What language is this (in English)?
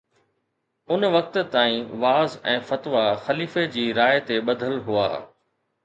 Sindhi